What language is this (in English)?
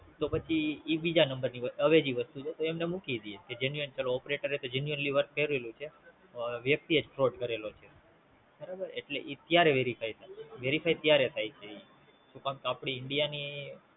Gujarati